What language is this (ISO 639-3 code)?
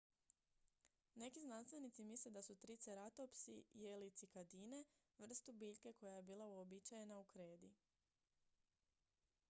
hrv